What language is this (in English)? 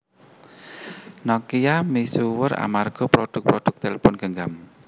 Javanese